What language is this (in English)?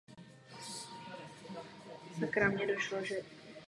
Czech